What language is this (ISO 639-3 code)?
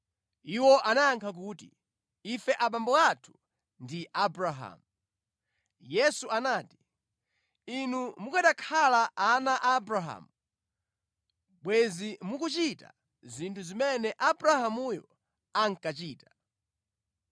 nya